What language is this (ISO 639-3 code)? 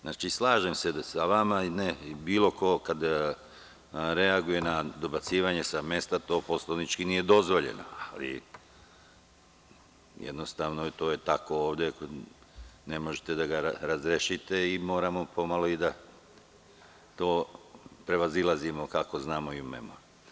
srp